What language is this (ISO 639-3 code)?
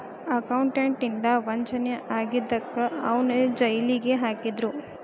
kan